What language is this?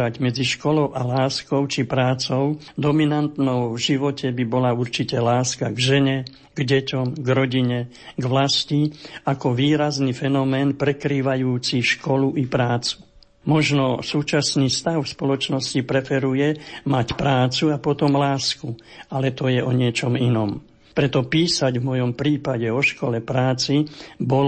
Slovak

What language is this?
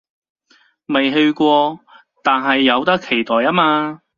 Cantonese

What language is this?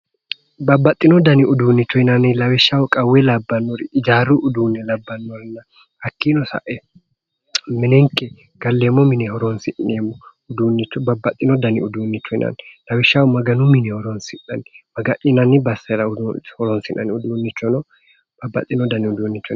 Sidamo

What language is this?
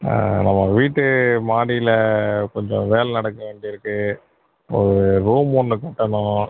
Tamil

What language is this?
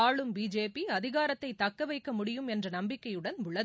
Tamil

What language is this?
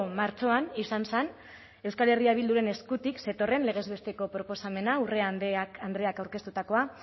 Basque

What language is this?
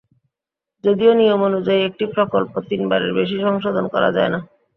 Bangla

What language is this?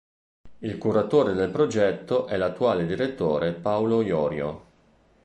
Italian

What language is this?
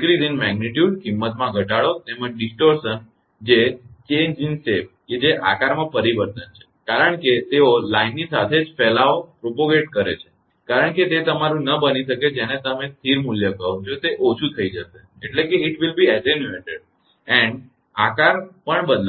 Gujarati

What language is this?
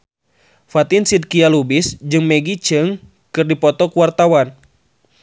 Sundanese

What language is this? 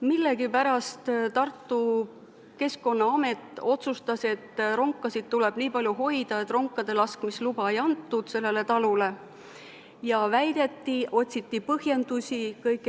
Estonian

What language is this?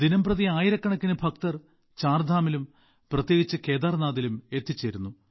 Malayalam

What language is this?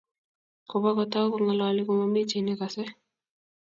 Kalenjin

